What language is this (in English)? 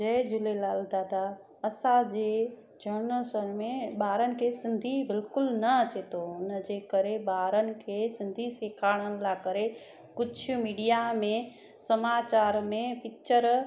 Sindhi